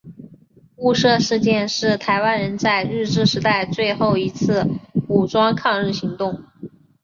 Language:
Chinese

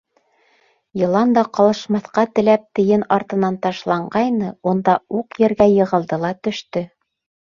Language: Bashkir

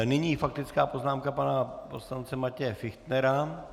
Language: Czech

